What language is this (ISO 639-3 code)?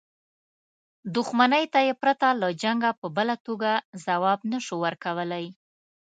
pus